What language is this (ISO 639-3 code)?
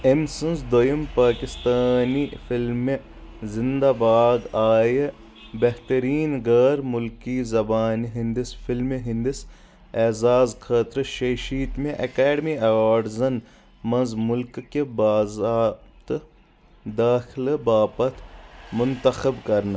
kas